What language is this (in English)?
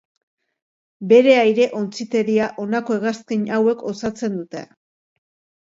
Basque